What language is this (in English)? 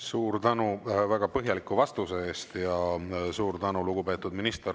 Estonian